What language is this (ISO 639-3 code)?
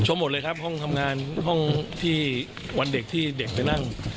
tha